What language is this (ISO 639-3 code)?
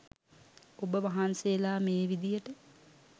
sin